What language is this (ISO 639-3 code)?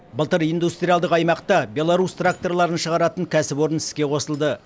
kaz